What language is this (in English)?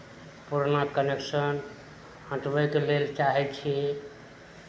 Maithili